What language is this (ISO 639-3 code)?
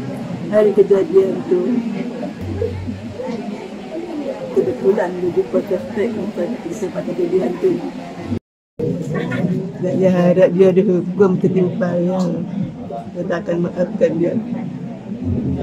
msa